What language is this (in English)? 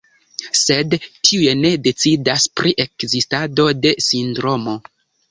Esperanto